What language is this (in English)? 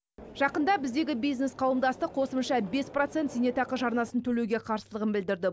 Kazakh